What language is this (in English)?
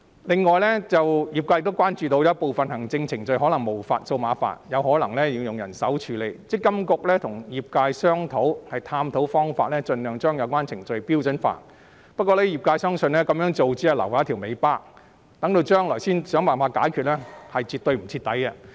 Cantonese